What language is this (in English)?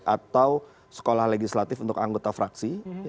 Indonesian